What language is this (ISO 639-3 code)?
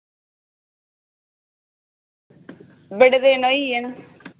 doi